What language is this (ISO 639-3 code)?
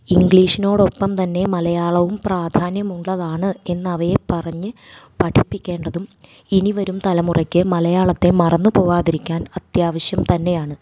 mal